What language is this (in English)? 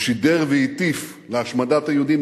Hebrew